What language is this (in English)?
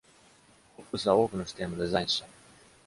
Japanese